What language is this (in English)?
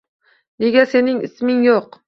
Uzbek